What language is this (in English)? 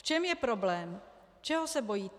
Czech